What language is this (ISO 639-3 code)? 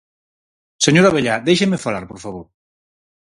glg